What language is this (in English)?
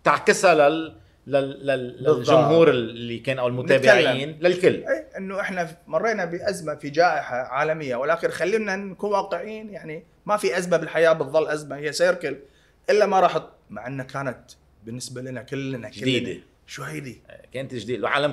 Arabic